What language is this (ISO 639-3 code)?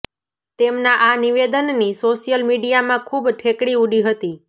guj